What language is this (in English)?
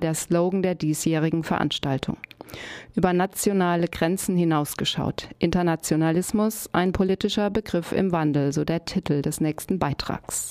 German